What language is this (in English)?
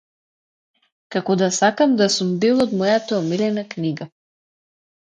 Macedonian